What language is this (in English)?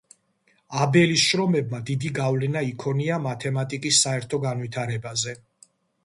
Georgian